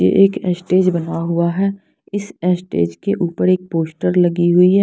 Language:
Hindi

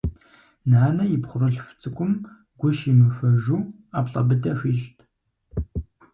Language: Kabardian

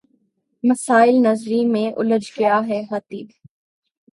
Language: Urdu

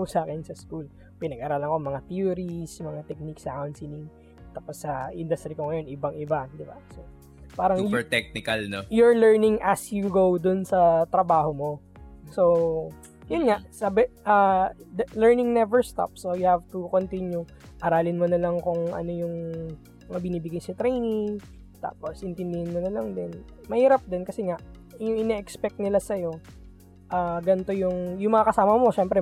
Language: Filipino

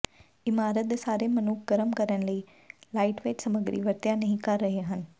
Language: Punjabi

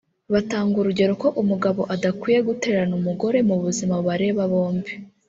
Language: Kinyarwanda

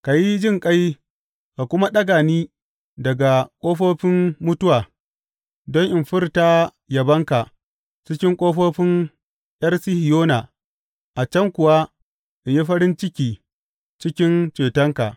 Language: Hausa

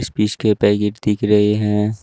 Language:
Hindi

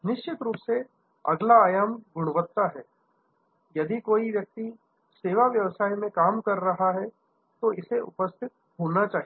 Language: Hindi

